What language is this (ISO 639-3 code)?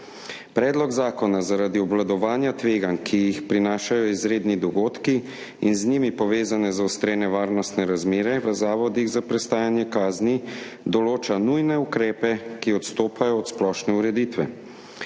slv